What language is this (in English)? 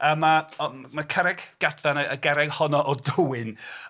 Welsh